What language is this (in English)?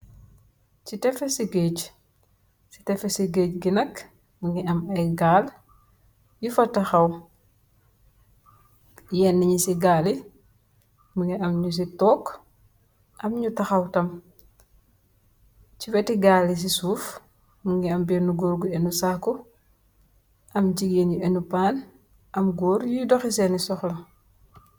Wolof